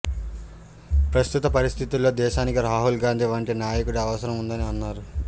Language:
Telugu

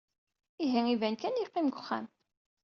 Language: Kabyle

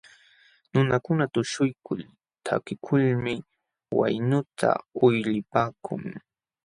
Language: Jauja Wanca Quechua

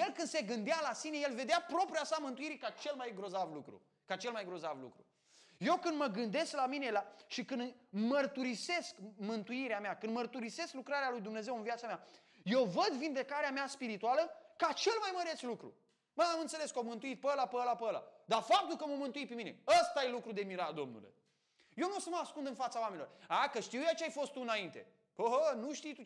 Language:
Romanian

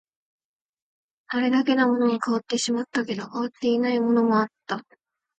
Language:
Japanese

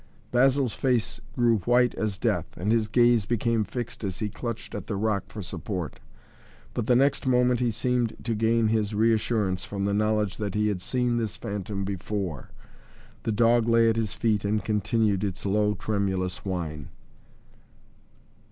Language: English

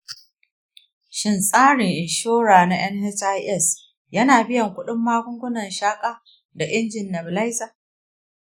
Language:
Hausa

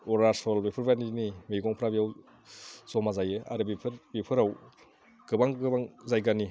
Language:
Bodo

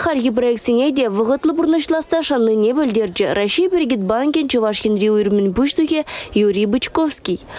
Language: Russian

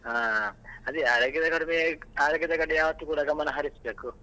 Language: Kannada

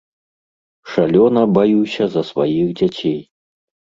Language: Belarusian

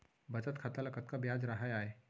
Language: Chhattisgarhi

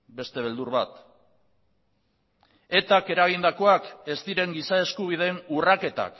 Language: Basque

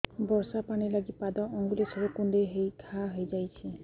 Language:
Odia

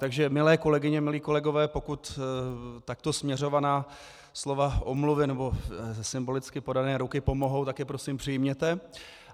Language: Czech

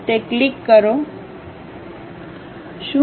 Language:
Gujarati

